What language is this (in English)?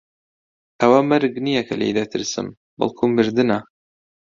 Central Kurdish